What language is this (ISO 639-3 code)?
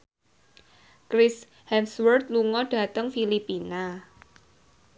jav